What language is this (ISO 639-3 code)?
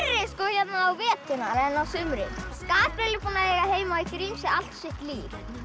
isl